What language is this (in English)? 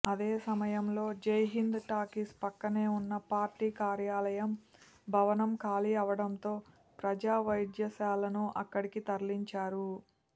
Telugu